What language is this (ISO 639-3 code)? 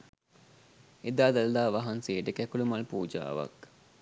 sin